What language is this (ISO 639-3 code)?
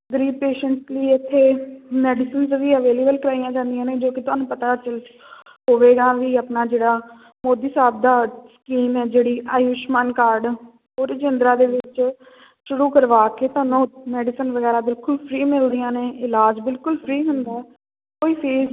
pan